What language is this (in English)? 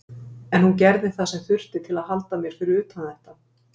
Icelandic